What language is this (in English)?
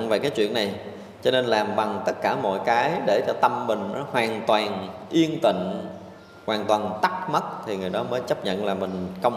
Vietnamese